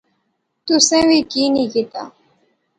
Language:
Pahari-Potwari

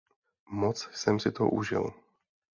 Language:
Czech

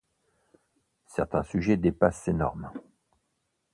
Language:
French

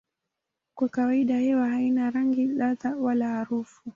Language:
Swahili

